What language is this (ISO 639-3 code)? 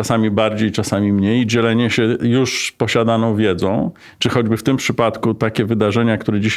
pol